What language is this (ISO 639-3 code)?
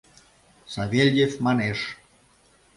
chm